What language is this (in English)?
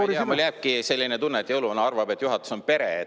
Estonian